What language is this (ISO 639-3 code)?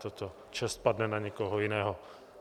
ces